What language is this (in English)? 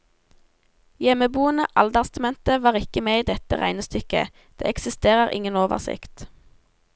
Norwegian